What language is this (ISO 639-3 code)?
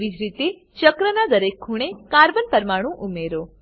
guj